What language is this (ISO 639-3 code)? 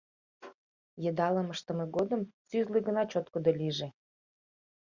chm